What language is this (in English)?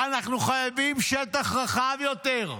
Hebrew